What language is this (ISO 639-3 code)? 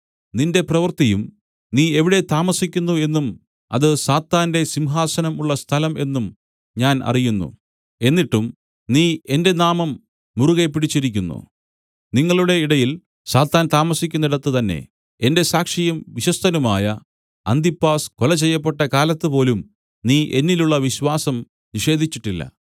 mal